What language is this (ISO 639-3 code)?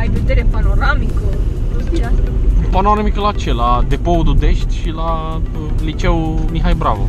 ron